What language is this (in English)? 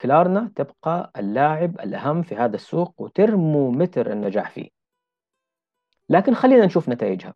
Arabic